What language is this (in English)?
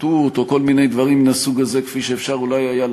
Hebrew